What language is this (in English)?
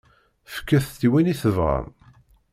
Kabyle